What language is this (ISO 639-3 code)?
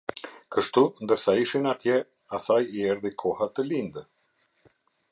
sqi